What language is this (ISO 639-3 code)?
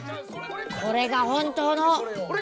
jpn